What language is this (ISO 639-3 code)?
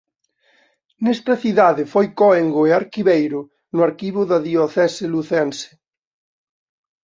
glg